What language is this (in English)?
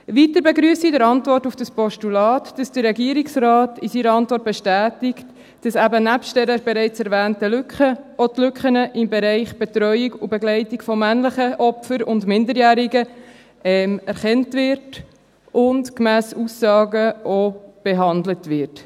Swiss German